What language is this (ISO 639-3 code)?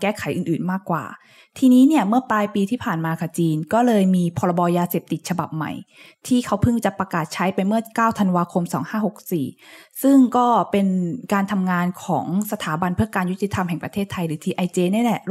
tha